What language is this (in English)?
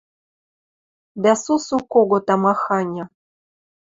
Western Mari